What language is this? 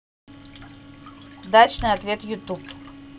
Russian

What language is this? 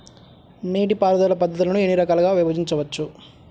Telugu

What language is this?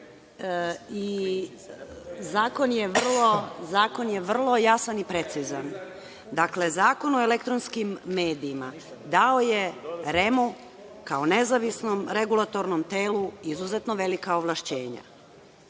Serbian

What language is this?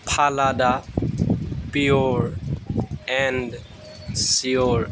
Assamese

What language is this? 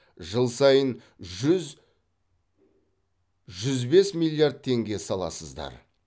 Kazakh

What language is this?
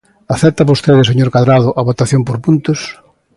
Galician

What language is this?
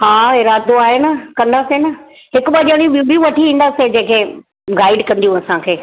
Sindhi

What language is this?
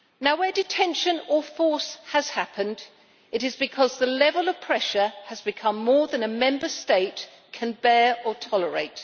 English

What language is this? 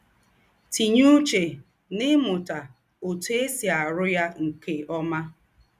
Igbo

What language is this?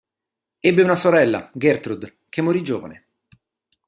Italian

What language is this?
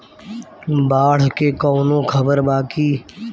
Bhojpuri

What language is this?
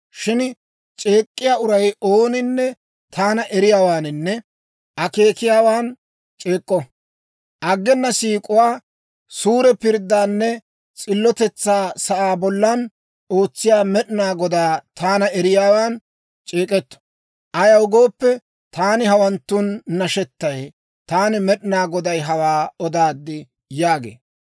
Dawro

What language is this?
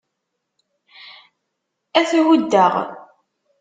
Kabyle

